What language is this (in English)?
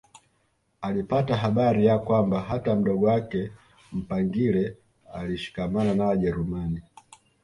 Swahili